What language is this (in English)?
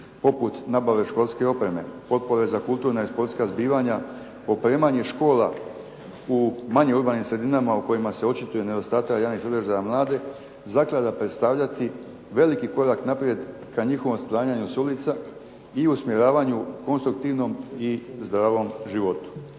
Croatian